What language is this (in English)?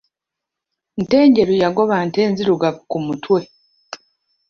Ganda